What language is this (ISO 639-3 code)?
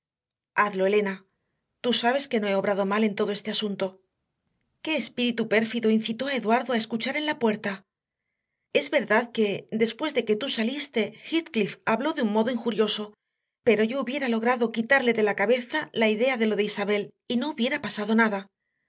spa